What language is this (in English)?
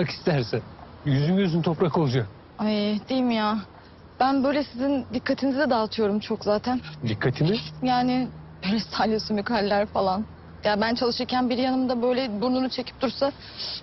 Turkish